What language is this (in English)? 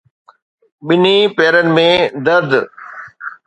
Sindhi